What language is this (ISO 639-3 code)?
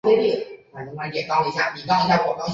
zho